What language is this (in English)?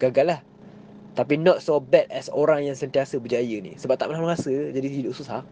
Malay